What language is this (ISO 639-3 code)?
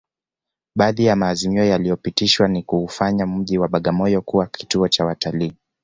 swa